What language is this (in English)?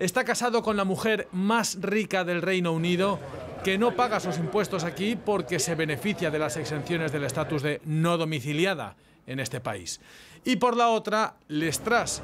Spanish